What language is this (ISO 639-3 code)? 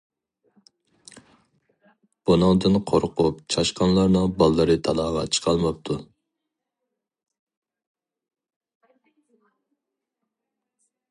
uig